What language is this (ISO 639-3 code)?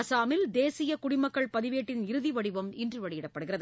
tam